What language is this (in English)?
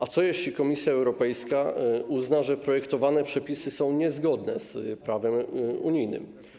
Polish